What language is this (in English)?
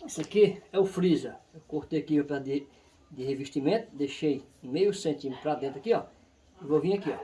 Portuguese